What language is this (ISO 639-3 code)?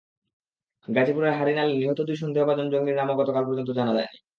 ben